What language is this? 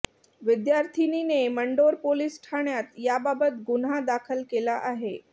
Marathi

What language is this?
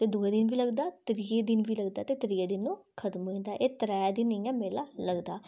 Dogri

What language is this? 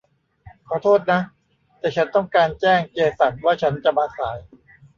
Thai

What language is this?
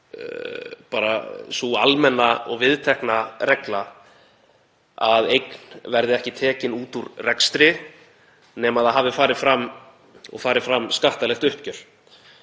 Icelandic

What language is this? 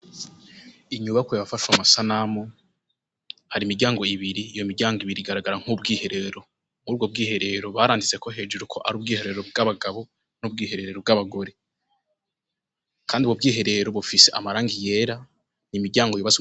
Rundi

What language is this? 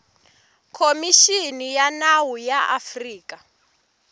Tsonga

